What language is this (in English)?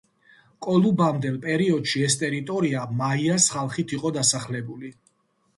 Georgian